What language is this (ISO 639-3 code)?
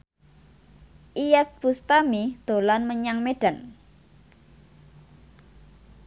jav